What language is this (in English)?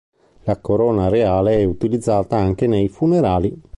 Italian